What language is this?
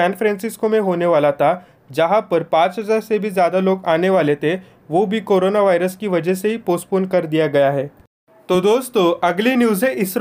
Hindi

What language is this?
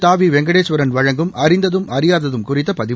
Tamil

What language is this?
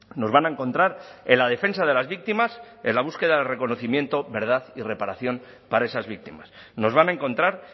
Spanish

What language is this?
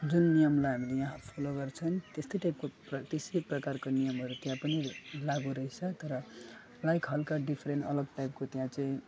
Nepali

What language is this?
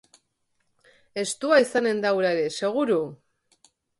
Basque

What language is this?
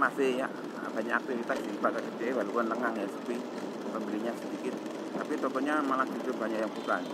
Indonesian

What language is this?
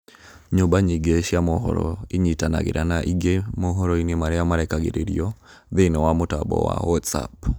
Kikuyu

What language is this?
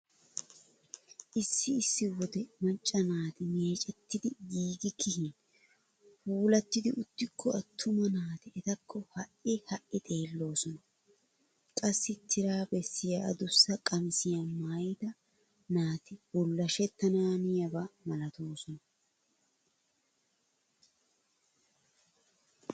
Wolaytta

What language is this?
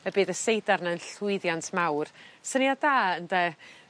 Welsh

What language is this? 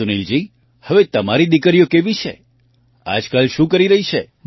Gujarati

